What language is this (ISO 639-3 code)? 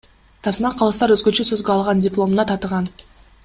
kir